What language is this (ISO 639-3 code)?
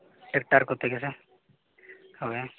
sat